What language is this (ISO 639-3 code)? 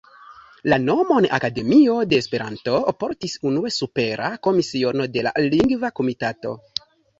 epo